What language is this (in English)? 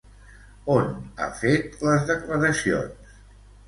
Catalan